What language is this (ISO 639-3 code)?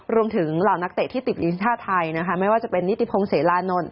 tha